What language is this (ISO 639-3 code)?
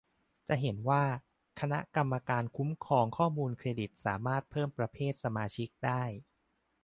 tha